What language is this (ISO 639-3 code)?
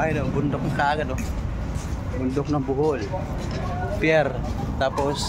fil